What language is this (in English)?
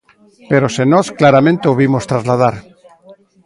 Galician